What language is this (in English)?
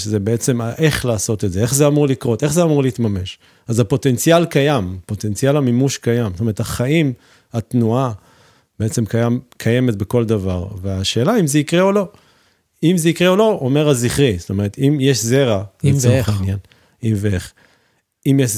Hebrew